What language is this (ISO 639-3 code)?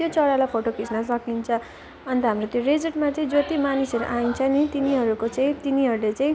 nep